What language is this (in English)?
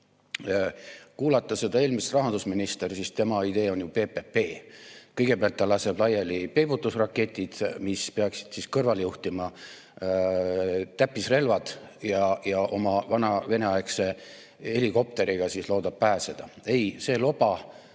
Estonian